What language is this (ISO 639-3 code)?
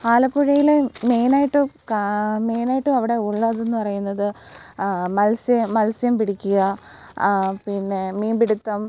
mal